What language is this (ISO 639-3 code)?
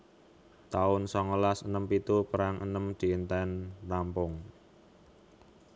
jav